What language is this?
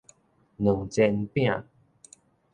Min Nan Chinese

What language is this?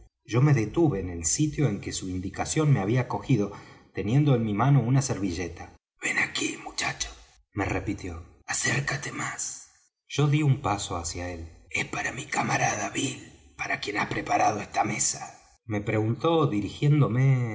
Spanish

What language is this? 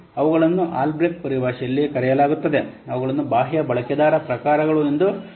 Kannada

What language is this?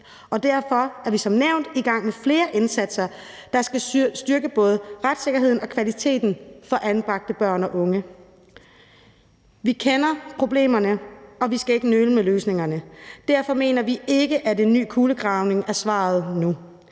Danish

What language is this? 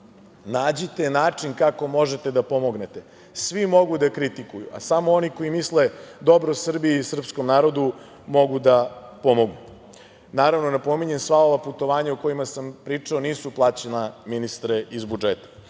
Serbian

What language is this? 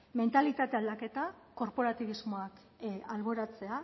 Basque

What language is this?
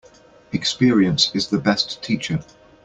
English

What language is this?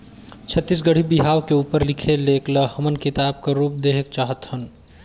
Chhattisgarhi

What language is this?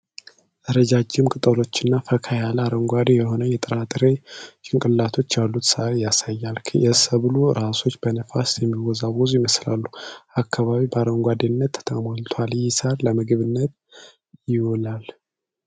Amharic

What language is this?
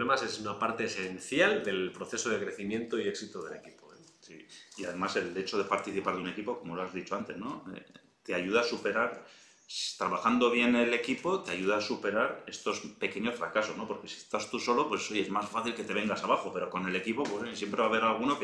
Spanish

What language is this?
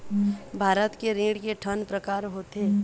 Chhattisgarhi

